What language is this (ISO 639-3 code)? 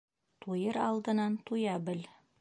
bak